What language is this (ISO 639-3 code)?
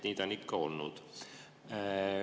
est